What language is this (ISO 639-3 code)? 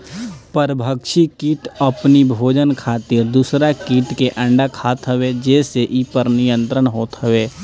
bho